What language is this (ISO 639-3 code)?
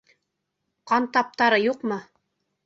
bak